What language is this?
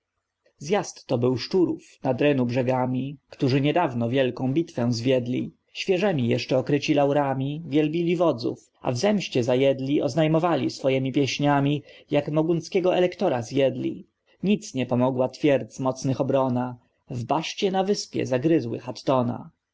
Polish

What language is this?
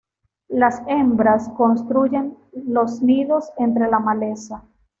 Spanish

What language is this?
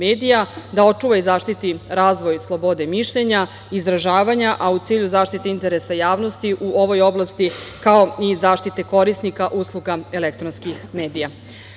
Serbian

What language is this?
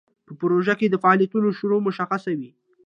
Pashto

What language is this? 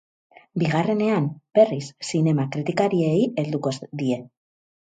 Basque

